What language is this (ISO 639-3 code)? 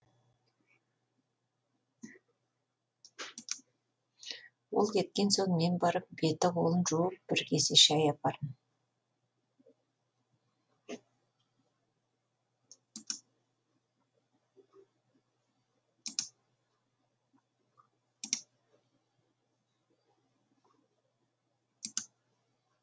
kaz